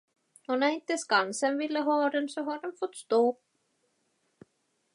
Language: Swedish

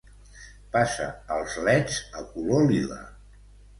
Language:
Catalan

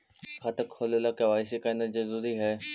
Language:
Magahi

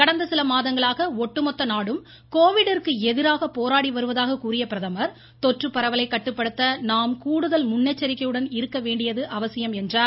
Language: Tamil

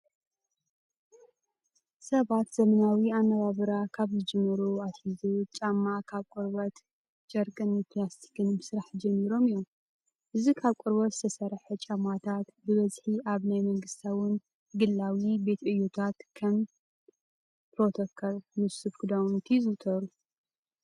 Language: Tigrinya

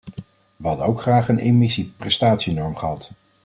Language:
Dutch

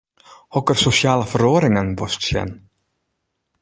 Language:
Western Frisian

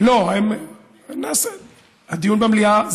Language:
Hebrew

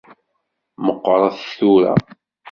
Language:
Kabyle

